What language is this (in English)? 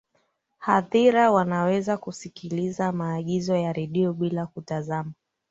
Swahili